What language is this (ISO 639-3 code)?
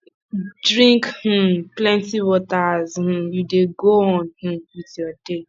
pcm